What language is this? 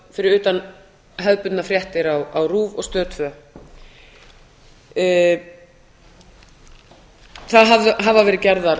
Icelandic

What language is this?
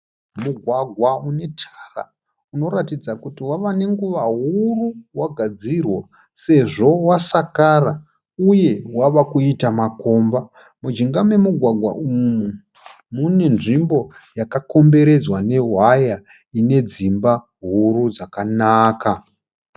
Shona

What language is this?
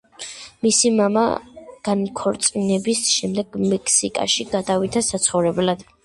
Georgian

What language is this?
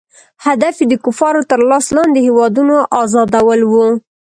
Pashto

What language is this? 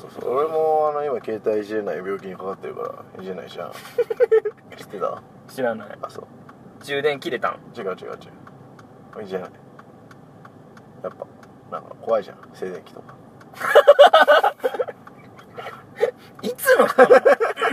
Japanese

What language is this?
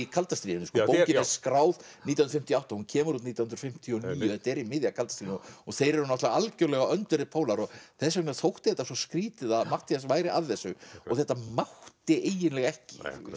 Icelandic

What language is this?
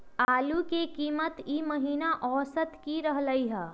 Magahi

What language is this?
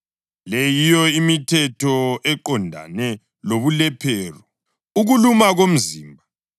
North Ndebele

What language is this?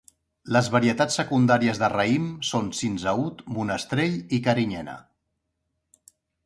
Catalan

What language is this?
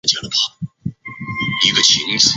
Chinese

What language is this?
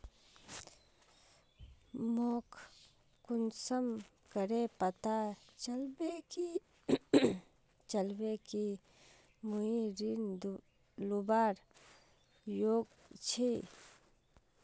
Magahi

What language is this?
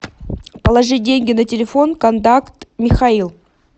Russian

